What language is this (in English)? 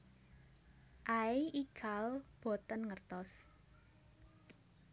Javanese